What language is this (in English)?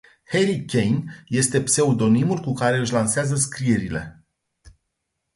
Romanian